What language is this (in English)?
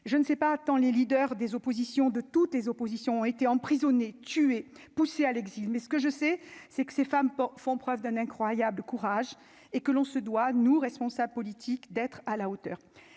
French